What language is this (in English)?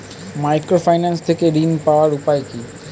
Bangla